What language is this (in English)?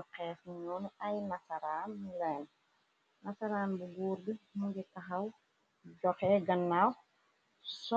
Wolof